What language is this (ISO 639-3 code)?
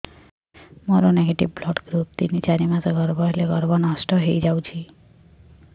ori